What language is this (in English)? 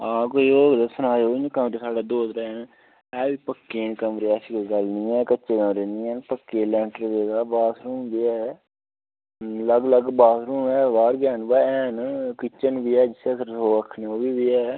Dogri